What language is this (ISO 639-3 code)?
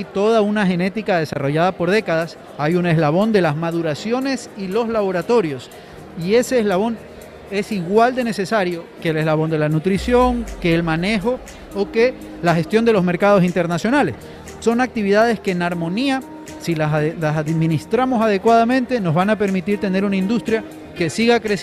spa